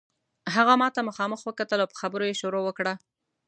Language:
Pashto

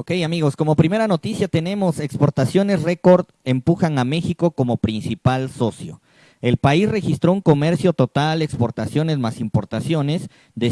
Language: Spanish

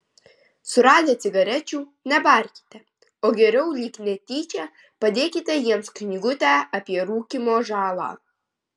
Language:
Lithuanian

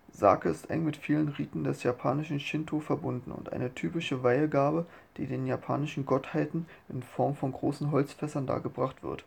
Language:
German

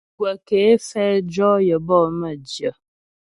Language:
Ghomala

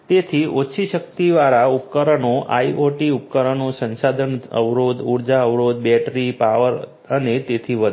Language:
Gujarati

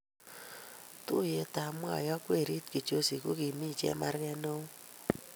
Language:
Kalenjin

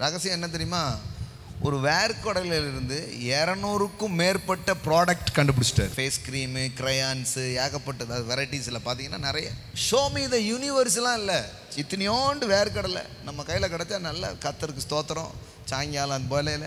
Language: Tamil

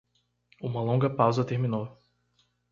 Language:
Portuguese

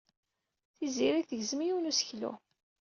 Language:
Kabyle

